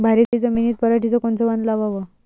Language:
Marathi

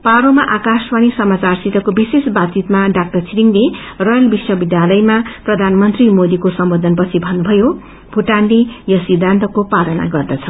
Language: Nepali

